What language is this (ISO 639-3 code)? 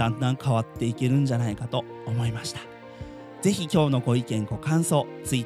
jpn